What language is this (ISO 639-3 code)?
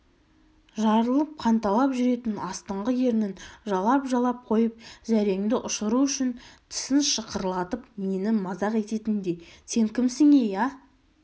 kaz